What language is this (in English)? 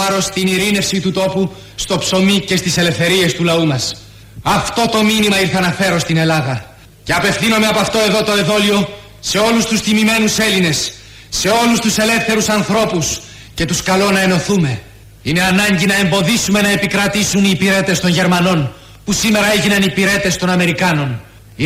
Greek